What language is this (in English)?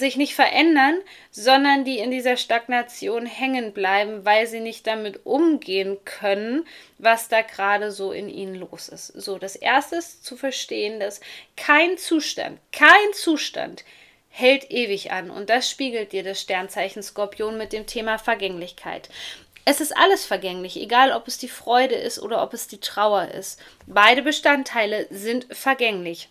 German